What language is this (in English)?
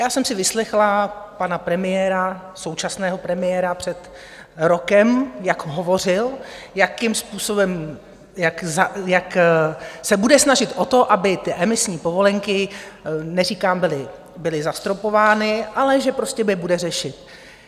Czech